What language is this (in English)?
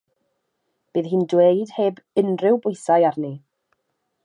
Welsh